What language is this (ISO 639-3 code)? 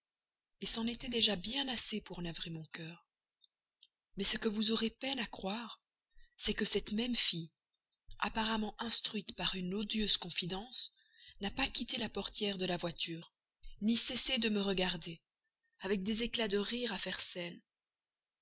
fra